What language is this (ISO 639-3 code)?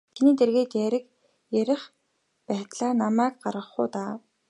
mon